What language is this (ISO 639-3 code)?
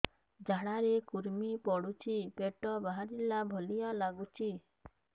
ori